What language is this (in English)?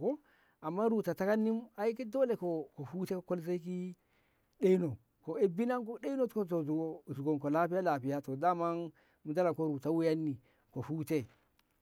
Ngamo